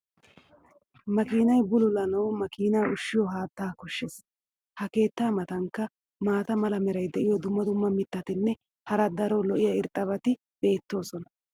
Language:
Wolaytta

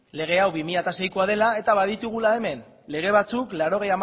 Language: Basque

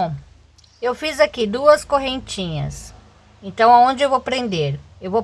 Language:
Portuguese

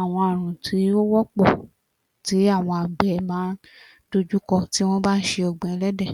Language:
Yoruba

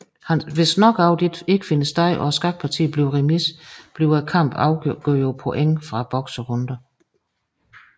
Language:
Danish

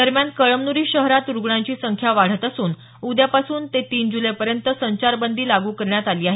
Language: Marathi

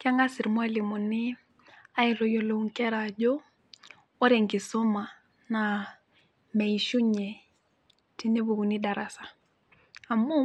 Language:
Masai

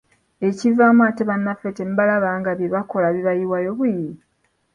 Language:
Ganda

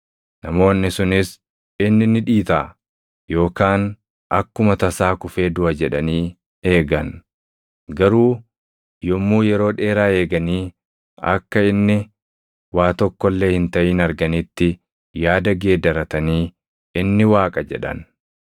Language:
Oromo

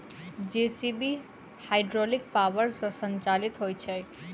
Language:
Maithili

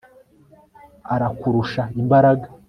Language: Kinyarwanda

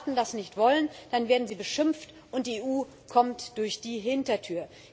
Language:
German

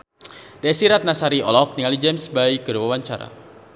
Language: Sundanese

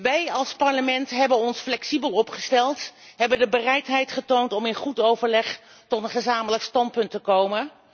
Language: Dutch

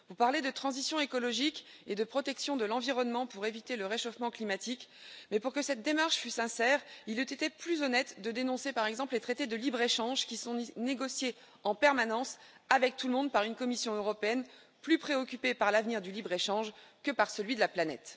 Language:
French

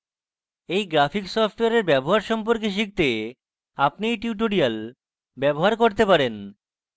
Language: Bangla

